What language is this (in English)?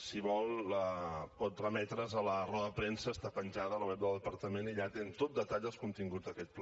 Catalan